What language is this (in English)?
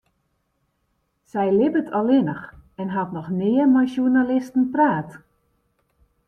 Western Frisian